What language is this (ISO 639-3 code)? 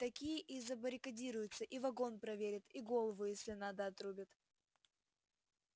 rus